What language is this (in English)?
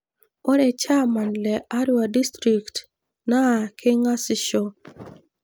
Masai